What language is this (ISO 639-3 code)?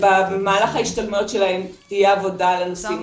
heb